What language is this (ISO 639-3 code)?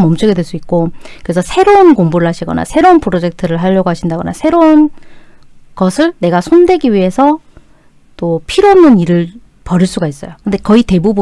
kor